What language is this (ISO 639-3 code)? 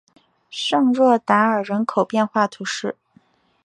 zho